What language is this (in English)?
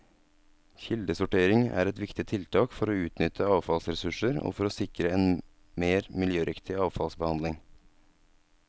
Norwegian